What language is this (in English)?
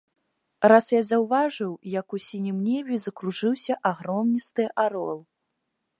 Belarusian